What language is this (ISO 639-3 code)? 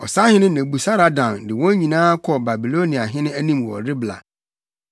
aka